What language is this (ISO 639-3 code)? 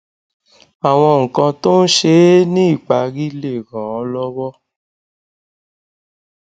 yor